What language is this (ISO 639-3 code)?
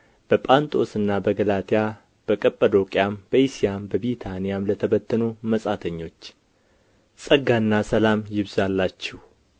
amh